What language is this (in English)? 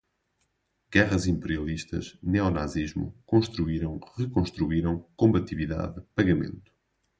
Portuguese